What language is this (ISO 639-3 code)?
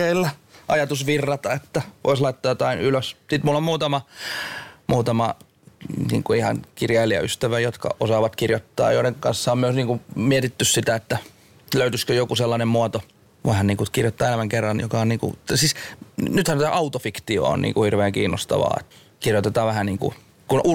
fin